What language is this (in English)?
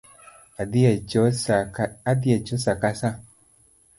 Luo (Kenya and Tanzania)